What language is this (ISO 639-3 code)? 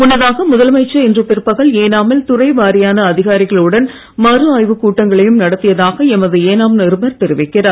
tam